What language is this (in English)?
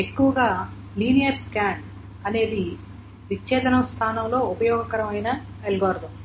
Telugu